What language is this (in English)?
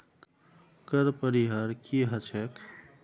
Magahi